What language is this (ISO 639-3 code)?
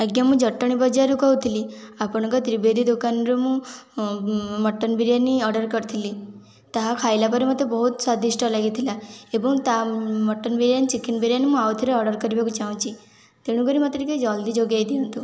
ori